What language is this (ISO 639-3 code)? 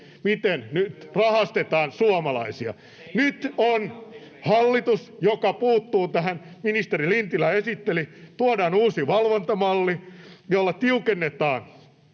fin